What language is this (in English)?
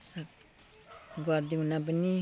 Nepali